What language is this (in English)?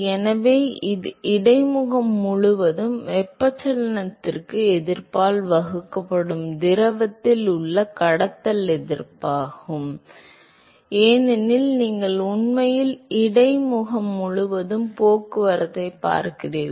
Tamil